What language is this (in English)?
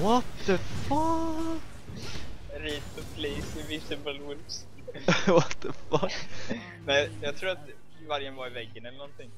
Swedish